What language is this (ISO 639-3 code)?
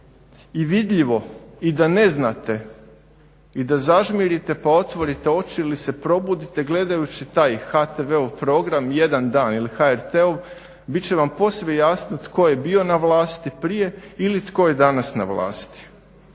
hrv